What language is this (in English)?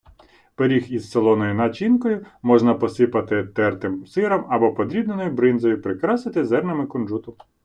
Ukrainian